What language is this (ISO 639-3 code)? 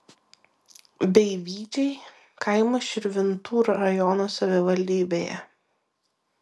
lit